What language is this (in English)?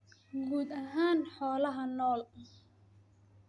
Somali